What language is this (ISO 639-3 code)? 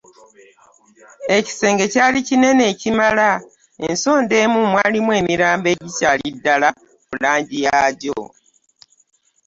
lug